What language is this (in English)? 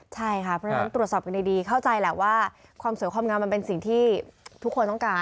Thai